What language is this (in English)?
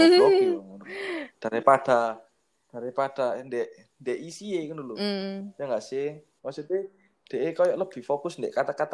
Indonesian